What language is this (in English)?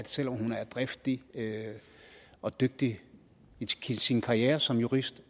Danish